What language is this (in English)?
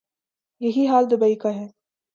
Urdu